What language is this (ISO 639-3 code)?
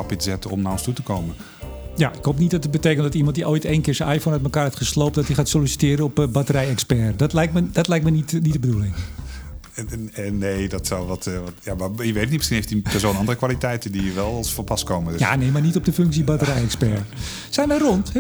nld